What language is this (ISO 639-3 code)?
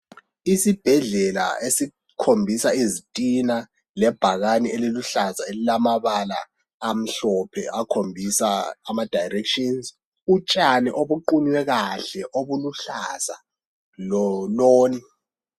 nde